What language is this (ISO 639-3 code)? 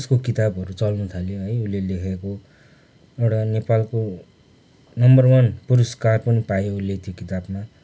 nep